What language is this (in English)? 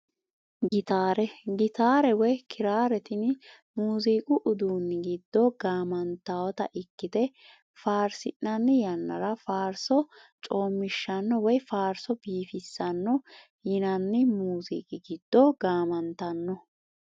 Sidamo